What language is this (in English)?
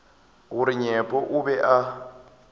Northern Sotho